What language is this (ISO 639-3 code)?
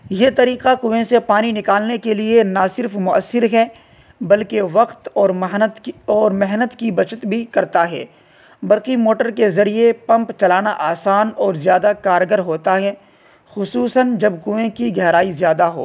urd